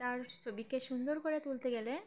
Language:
Bangla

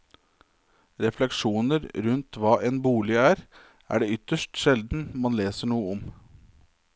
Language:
Norwegian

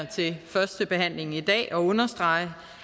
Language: Danish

